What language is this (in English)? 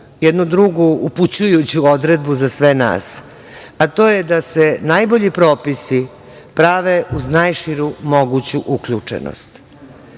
Serbian